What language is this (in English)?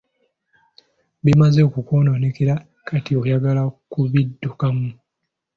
Ganda